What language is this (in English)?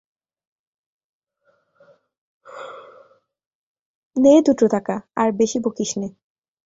Bangla